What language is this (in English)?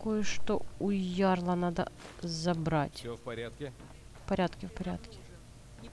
Russian